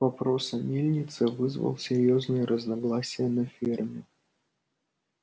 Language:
Russian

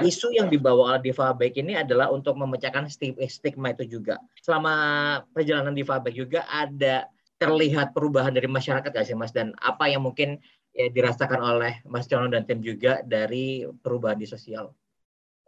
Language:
Indonesian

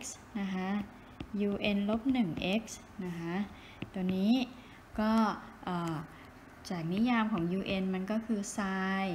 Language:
Thai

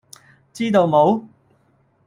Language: Cantonese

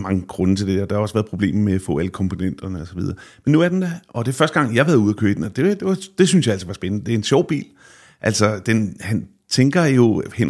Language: Danish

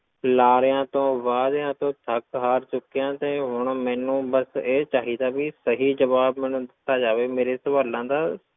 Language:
Punjabi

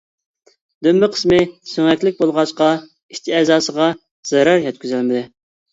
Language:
Uyghur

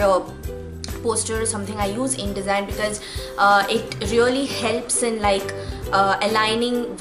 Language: English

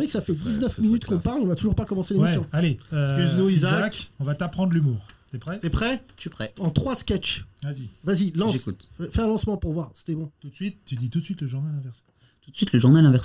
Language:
French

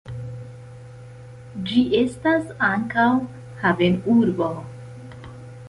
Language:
Esperanto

